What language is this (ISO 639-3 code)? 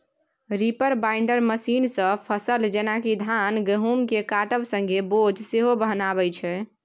mai